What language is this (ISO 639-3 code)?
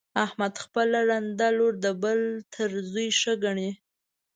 pus